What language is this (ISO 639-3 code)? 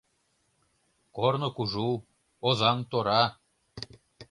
chm